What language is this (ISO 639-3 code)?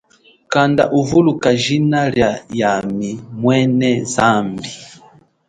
cjk